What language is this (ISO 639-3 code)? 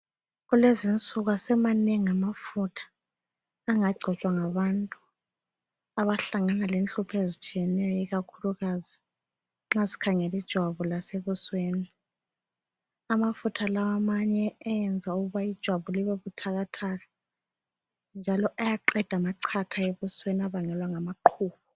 nde